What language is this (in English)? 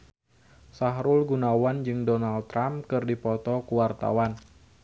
Sundanese